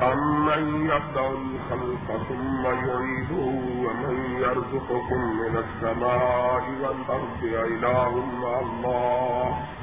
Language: Urdu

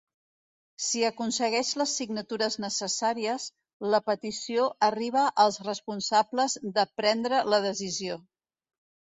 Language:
Catalan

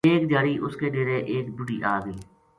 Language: Gujari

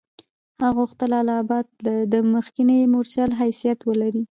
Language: Pashto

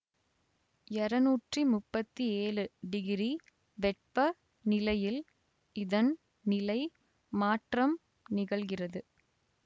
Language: Tamil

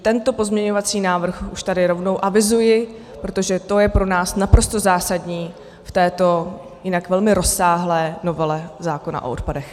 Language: Czech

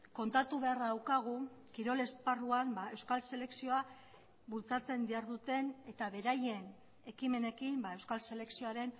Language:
Basque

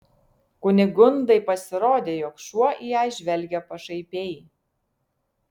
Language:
Lithuanian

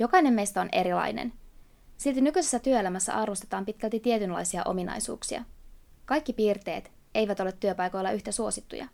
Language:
Finnish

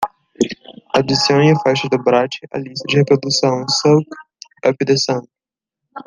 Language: Portuguese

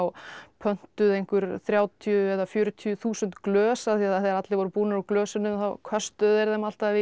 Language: Icelandic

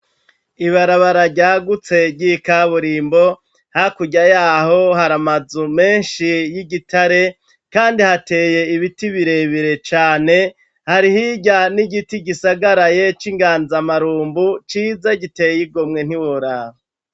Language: Rundi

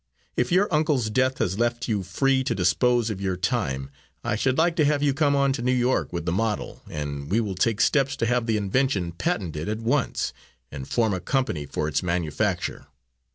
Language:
English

